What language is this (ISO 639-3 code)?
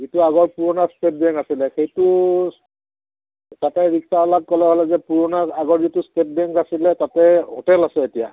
asm